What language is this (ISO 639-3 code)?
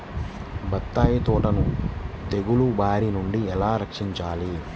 tel